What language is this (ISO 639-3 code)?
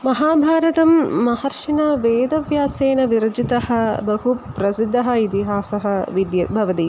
san